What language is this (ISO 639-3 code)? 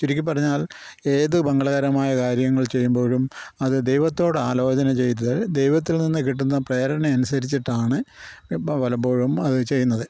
mal